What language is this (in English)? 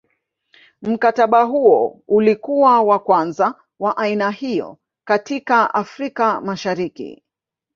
Swahili